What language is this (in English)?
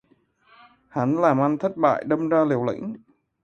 Vietnamese